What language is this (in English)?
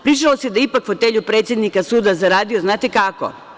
Serbian